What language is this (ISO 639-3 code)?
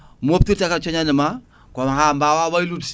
ful